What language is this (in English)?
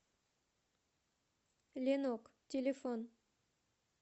Russian